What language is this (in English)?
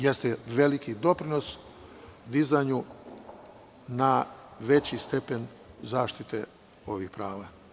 Serbian